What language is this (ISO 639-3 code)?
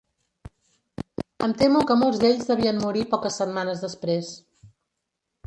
cat